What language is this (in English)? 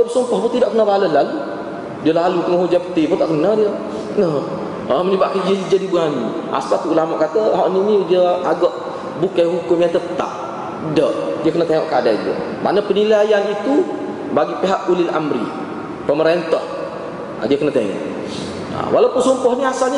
Malay